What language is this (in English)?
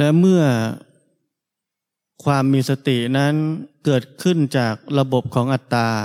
Thai